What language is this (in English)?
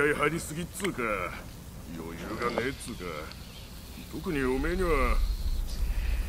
Korean